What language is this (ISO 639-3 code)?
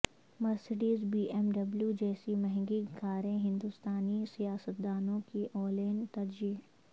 urd